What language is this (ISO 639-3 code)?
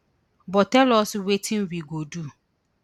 pcm